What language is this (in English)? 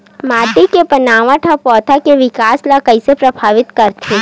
Chhattisgarhi